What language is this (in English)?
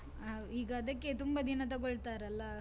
Kannada